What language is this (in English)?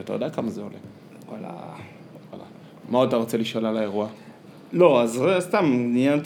Hebrew